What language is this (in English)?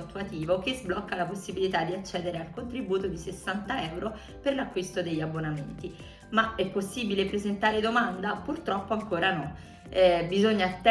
Italian